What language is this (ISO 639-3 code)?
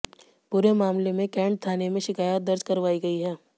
hin